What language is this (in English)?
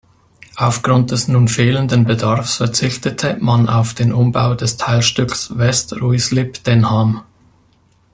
German